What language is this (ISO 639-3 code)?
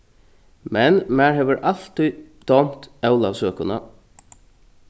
fao